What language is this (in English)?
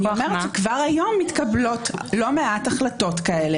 Hebrew